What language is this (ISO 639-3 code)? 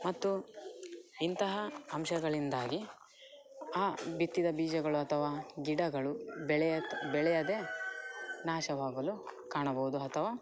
kan